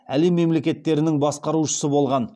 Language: Kazakh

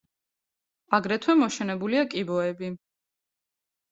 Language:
Georgian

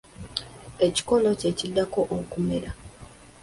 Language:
Ganda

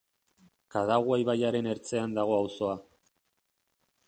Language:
Basque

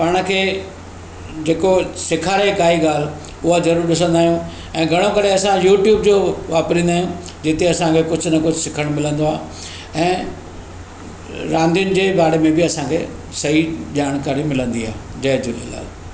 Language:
Sindhi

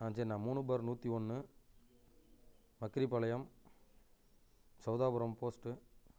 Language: Tamil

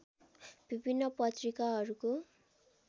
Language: Nepali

